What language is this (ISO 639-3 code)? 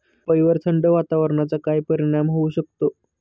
mar